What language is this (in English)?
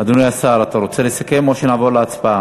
Hebrew